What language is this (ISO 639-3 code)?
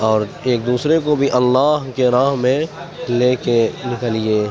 urd